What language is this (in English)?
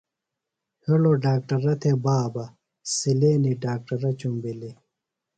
Phalura